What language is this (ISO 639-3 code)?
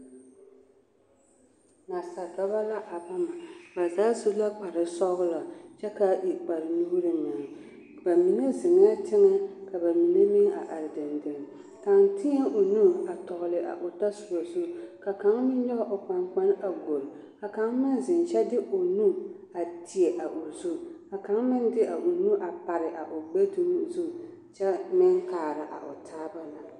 dga